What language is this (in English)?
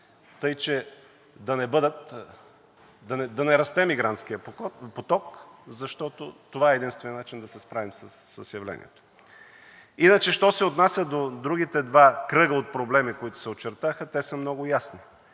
Bulgarian